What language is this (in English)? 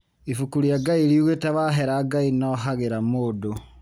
Kikuyu